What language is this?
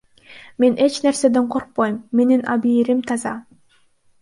Kyrgyz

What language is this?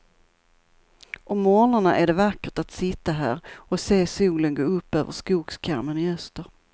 Swedish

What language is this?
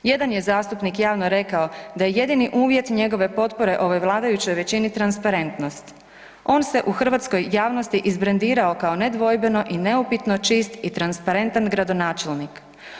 Croatian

